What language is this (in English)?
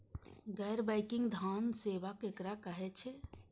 Maithili